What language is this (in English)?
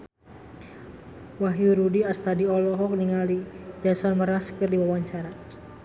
Sundanese